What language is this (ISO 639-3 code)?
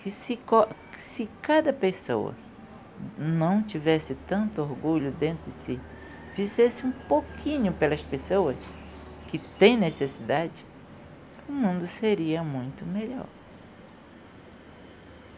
por